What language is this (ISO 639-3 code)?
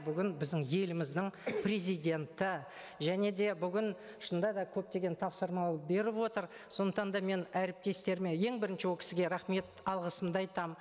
kaz